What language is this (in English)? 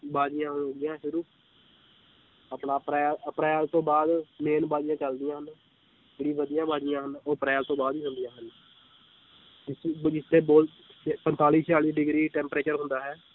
Punjabi